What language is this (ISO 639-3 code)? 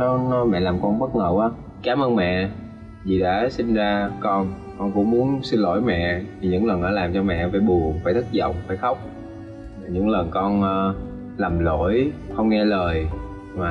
vie